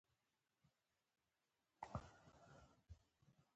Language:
Pashto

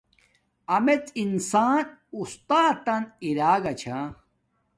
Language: Domaaki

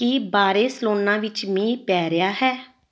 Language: Punjabi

